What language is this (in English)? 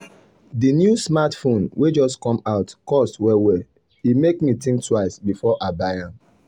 Nigerian Pidgin